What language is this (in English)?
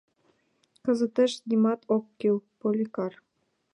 Mari